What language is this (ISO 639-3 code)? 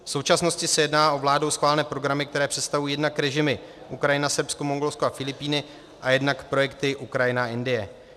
ces